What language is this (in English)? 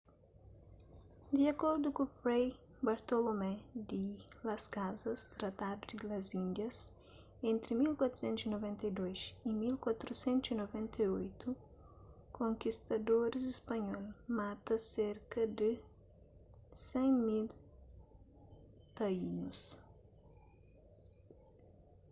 Kabuverdianu